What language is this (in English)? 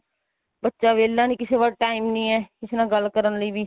Punjabi